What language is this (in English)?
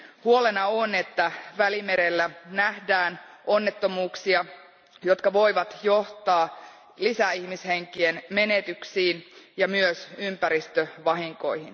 Finnish